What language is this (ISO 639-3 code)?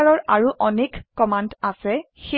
asm